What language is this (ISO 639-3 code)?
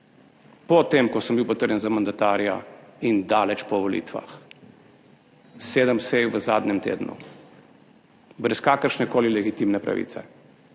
slv